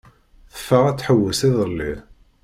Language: Kabyle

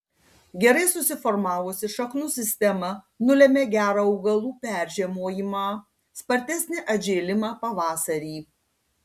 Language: Lithuanian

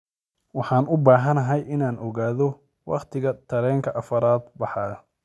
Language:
Somali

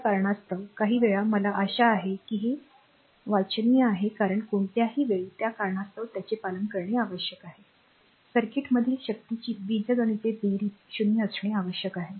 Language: Marathi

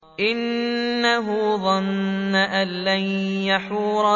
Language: Arabic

